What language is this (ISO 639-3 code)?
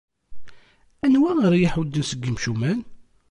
kab